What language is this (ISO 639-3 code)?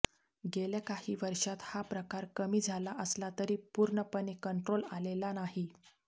mar